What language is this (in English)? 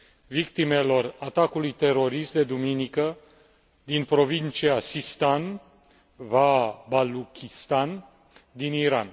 Romanian